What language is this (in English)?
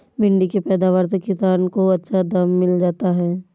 Hindi